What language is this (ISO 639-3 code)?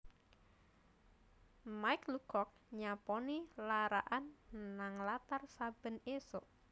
jav